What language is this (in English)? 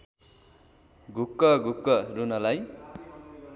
Nepali